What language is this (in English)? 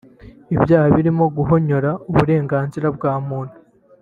Kinyarwanda